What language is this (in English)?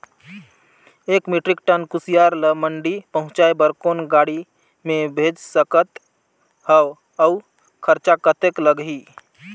Chhattisgarhi